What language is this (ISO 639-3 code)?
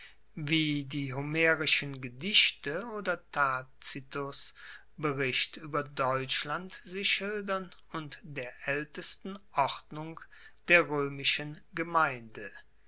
deu